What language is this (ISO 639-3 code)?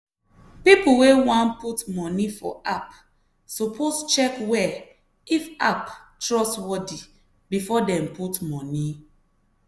pcm